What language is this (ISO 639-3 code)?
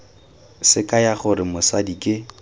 tsn